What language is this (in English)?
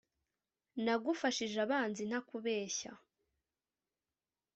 Kinyarwanda